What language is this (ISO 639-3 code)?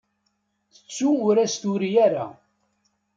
kab